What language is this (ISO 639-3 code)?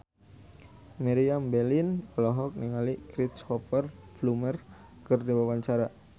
sun